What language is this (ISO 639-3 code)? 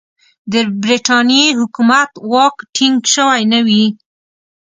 pus